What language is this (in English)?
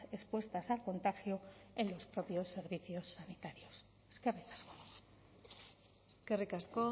Spanish